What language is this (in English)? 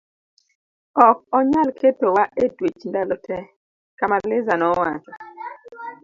Luo (Kenya and Tanzania)